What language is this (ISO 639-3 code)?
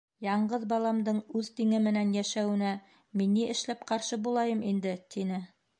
bak